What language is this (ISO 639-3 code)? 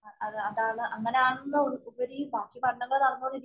mal